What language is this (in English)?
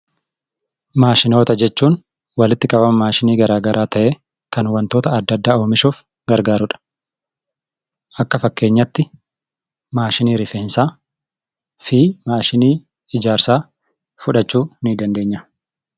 Oromo